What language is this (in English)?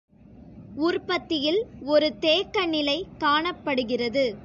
Tamil